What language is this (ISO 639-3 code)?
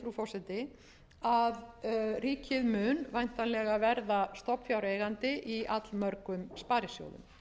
isl